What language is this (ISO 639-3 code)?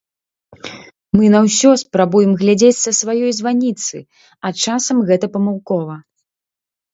bel